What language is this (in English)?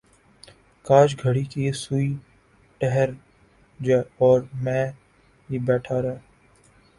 Urdu